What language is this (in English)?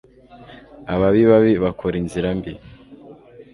Kinyarwanda